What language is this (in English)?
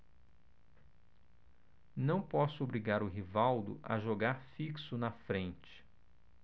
Portuguese